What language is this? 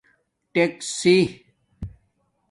Domaaki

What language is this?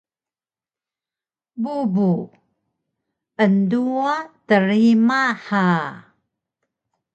Taroko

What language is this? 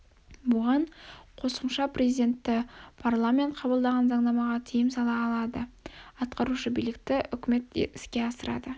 Kazakh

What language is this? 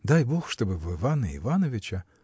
Russian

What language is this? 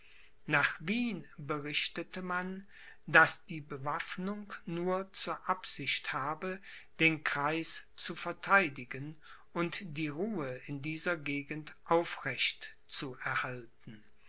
German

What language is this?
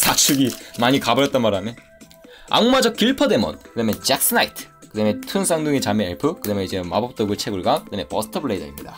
Korean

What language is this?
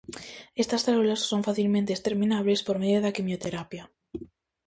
Galician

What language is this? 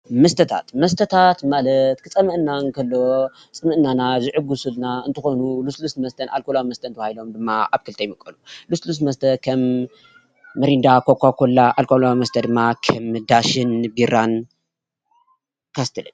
Tigrinya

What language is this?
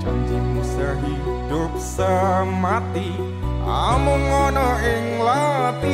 Indonesian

